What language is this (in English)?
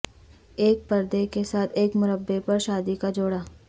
Urdu